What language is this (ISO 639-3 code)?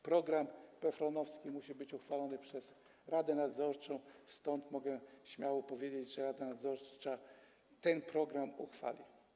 pol